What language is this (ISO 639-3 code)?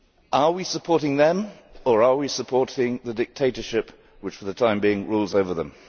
eng